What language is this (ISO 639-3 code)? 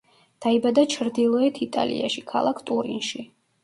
kat